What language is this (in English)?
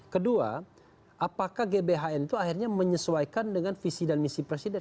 Indonesian